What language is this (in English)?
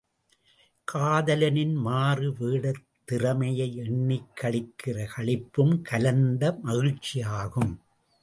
Tamil